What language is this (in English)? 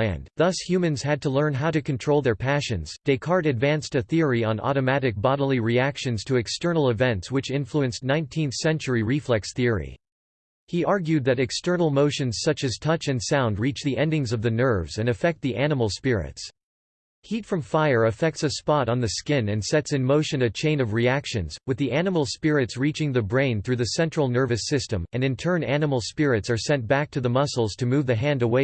English